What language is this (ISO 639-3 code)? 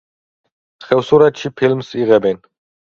kat